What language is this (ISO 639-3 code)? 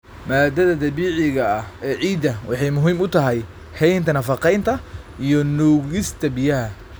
som